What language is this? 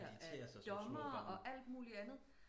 Danish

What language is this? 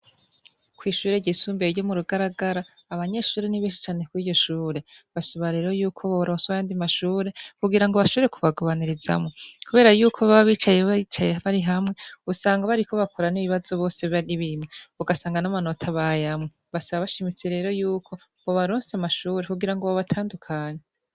Rundi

